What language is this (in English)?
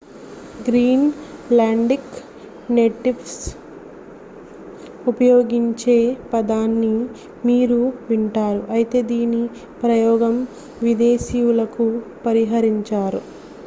Telugu